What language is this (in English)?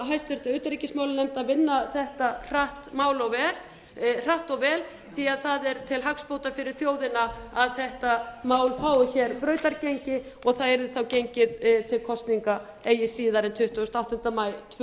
Icelandic